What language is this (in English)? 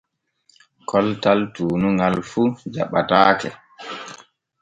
Borgu Fulfulde